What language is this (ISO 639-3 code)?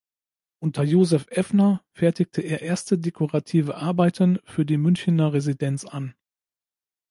deu